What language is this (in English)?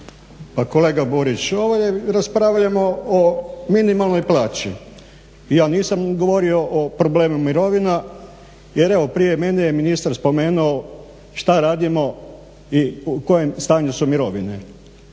Croatian